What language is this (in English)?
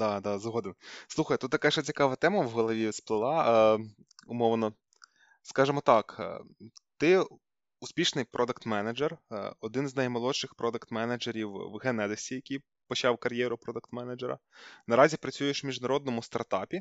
Ukrainian